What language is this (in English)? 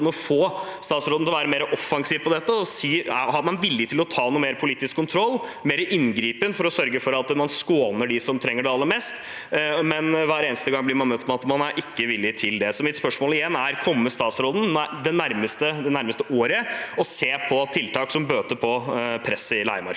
Norwegian